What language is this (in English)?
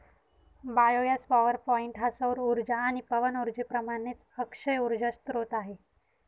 Marathi